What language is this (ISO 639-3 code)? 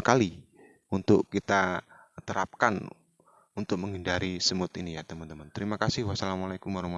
ind